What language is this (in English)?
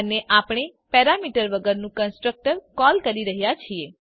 Gujarati